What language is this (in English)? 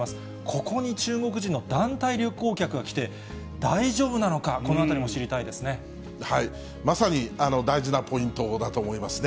Japanese